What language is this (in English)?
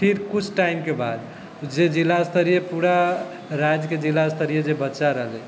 Maithili